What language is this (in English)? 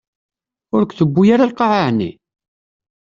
Kabyle